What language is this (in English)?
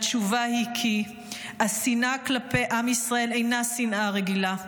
Hebrew